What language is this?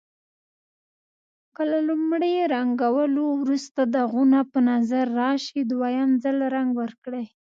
Pashto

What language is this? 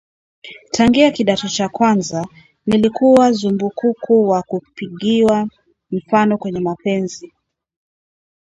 Swahili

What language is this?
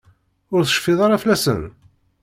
Kabyle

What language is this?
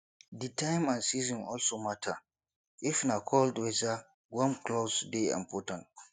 Nigerian Pidgin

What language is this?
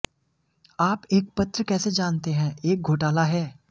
Hindi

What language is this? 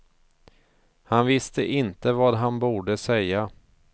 Swedish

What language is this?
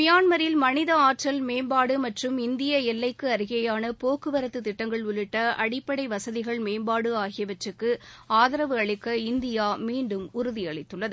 Tamil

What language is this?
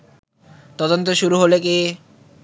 Bangla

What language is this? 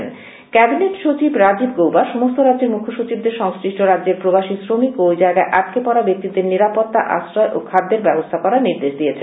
Bangla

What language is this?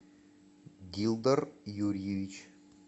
Russian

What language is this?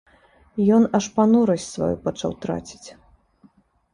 Belarusian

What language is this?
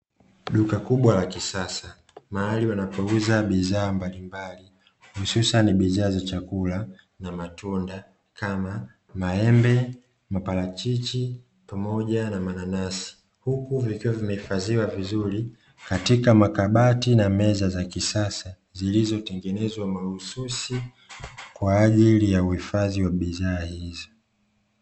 Swahili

